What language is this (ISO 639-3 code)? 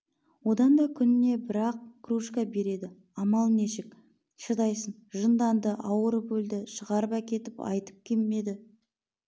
kaz